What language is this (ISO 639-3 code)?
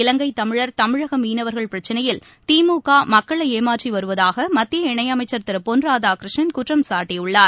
tam